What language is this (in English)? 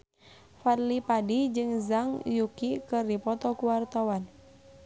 Sundanese